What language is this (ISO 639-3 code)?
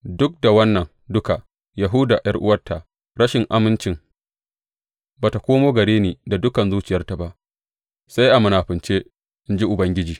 hau